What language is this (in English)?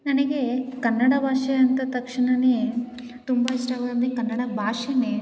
Kannada